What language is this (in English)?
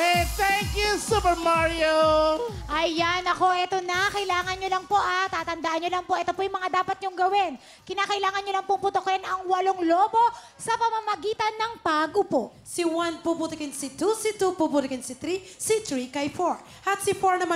Filipino